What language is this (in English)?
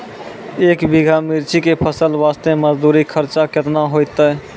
Maithili